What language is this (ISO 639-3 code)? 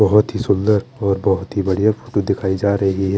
hin